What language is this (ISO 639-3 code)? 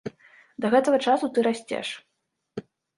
bel